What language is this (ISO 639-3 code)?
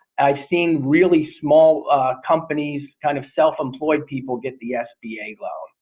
eng